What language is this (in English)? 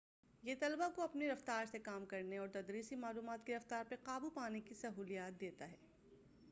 Urdu